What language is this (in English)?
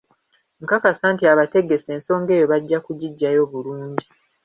Ganda